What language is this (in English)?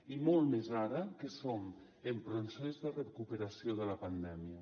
Catalan